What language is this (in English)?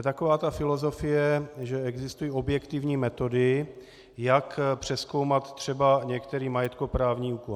Czech